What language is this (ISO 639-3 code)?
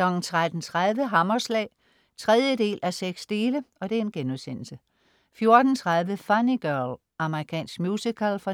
dan